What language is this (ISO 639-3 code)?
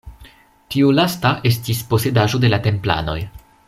epo